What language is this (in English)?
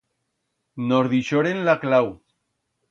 Aragonese